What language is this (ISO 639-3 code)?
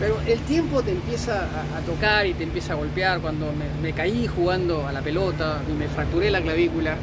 spa